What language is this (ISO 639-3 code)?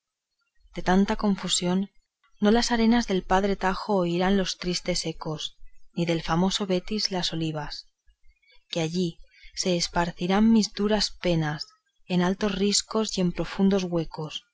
spa